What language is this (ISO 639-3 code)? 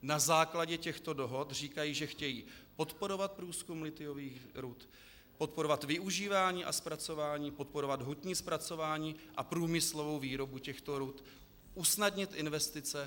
ces